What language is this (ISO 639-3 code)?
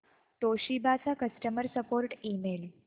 mar